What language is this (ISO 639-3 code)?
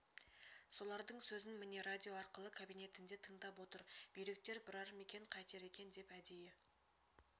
kaz